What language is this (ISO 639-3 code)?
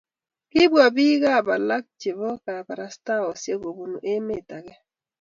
kln